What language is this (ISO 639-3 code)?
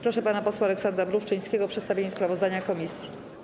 pol